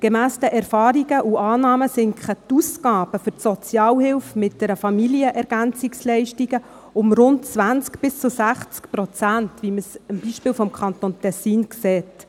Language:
Swiss German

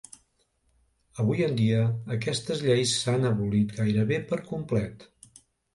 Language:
Catalan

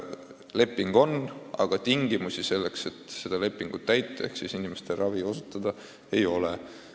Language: Estonian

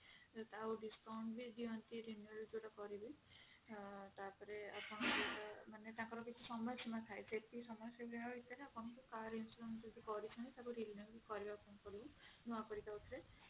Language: Odia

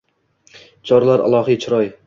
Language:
Uzbek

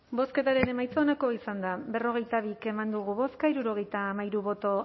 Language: Basque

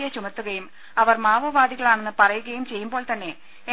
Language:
Malayalam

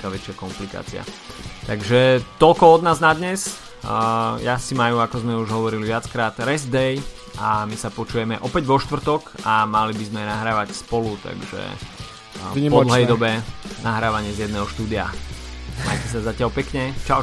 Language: Slovak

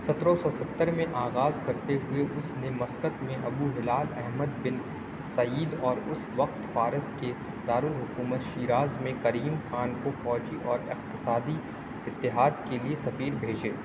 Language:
Urdu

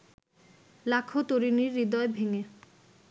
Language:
Bangla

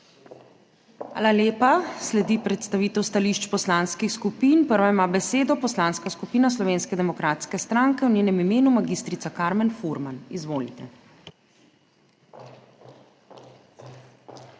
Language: Slovenian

